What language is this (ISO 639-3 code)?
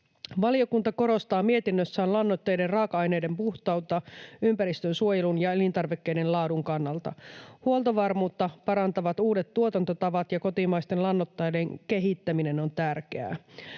fin